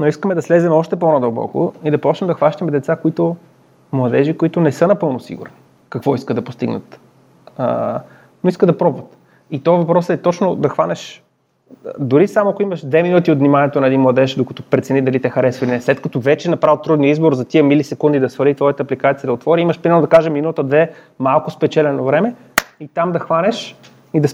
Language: Bulgarian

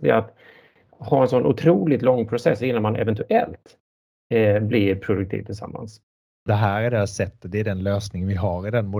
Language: Swedish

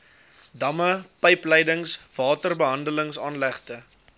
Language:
Afrikaans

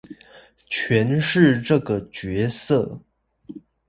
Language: Chinese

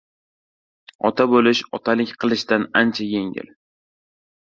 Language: Uzbek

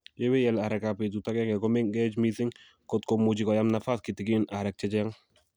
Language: Kalenjin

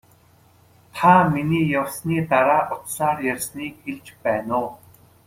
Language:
Mongolian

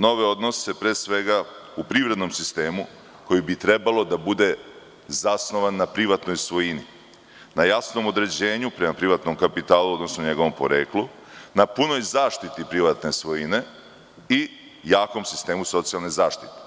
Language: Serbian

